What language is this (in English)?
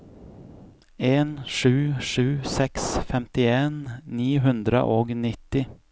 Norwegian